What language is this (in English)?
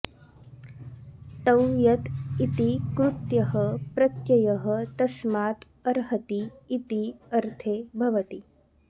Sanskrit